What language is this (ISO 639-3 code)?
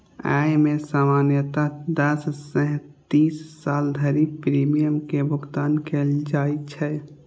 mai